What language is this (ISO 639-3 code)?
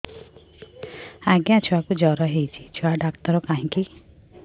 ori